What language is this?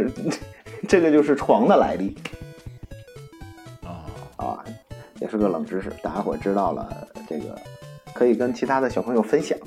Chinese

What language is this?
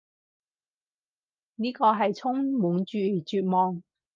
Cantonese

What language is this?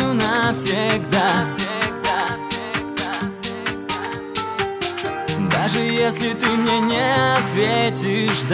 Russian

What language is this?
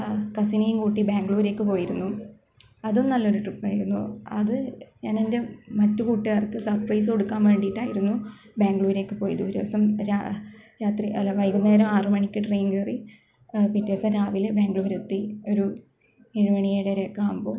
Malayalam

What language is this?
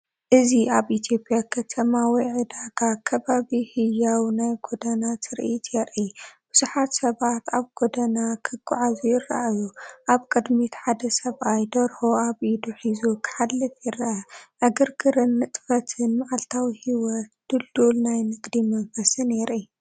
Tigrinya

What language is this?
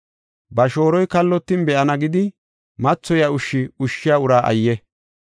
Gofa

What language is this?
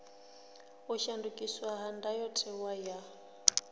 Venda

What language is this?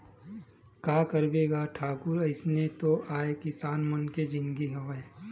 Chhattisgarhi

